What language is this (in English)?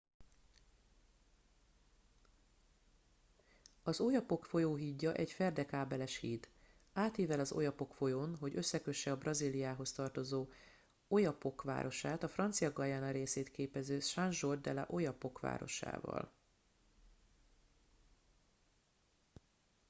Hungarian